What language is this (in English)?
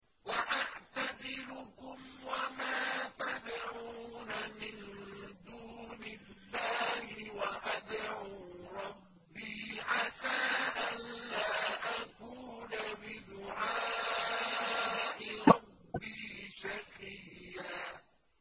Arabic